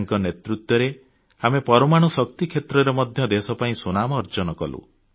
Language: Odia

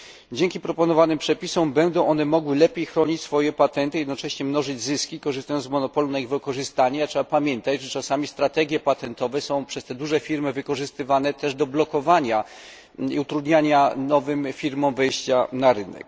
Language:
Polish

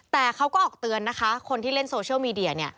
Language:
Thai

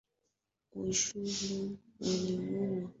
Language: Swahili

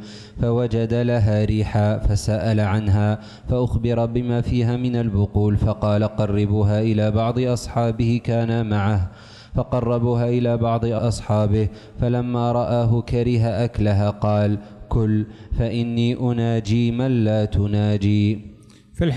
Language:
Arabic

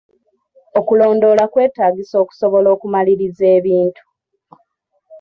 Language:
Ganda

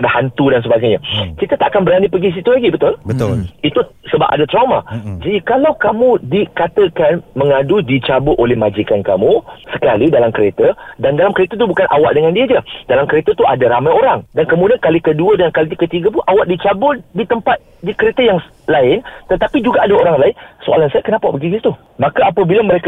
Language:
Malay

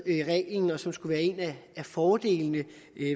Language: Danish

